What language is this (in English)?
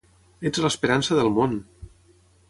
Catalan